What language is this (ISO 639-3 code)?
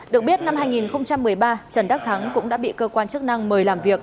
vie